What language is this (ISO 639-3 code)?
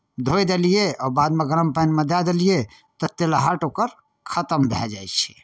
mai